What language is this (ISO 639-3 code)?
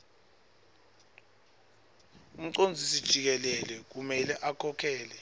ssw